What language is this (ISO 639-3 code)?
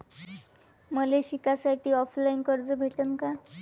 mar